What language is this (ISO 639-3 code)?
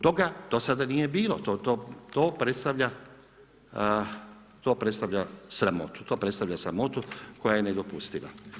hrv